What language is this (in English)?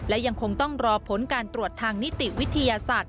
Thai